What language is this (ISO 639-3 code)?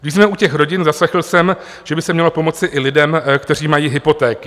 ces